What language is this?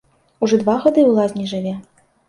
Belarusian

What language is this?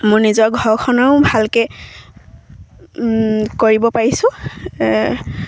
Assamese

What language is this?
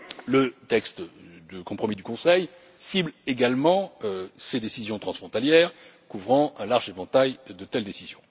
French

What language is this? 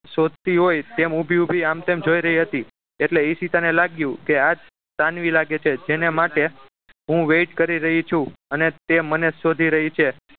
Gujarati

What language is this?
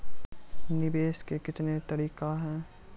Maithili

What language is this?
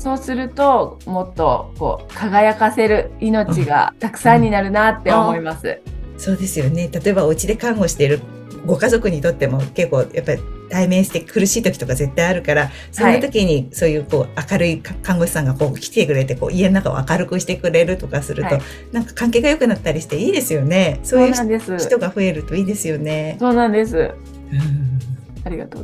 Japanese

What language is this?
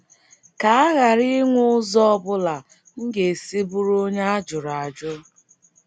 Igbo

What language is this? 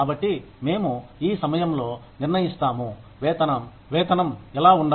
Telugu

